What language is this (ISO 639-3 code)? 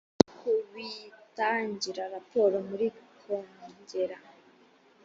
kin